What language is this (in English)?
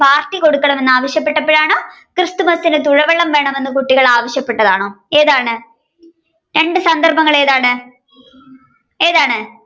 Malayalam